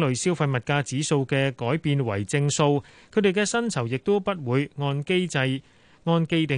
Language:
Chinese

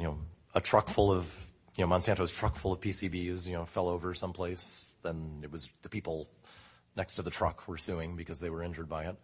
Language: English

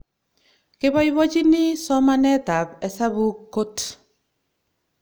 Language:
Kalenjin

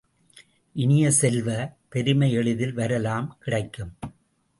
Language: Tamil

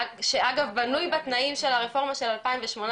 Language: Hebrew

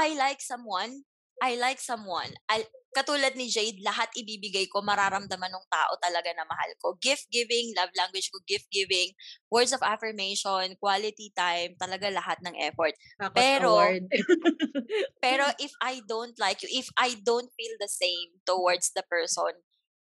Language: Filipino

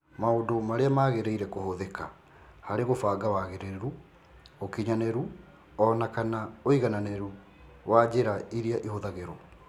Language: Kikuyu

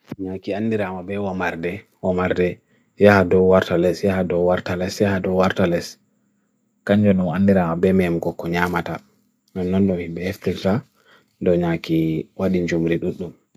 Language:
Bagirmi Fulfulde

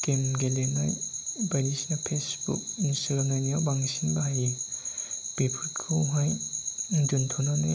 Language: Bodo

